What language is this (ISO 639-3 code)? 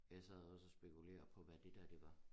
dan